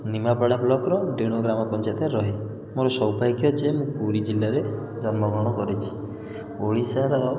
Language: Odia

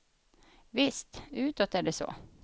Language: Swedish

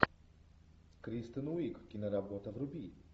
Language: Russian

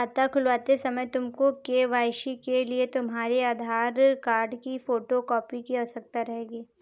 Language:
Hindi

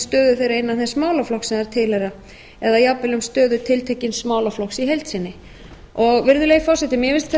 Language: Icelandic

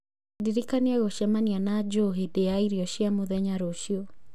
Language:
Kikuyu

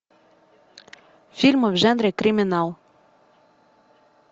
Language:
Russian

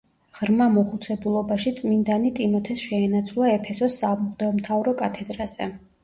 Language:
Georgian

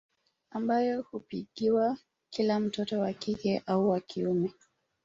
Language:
Swahili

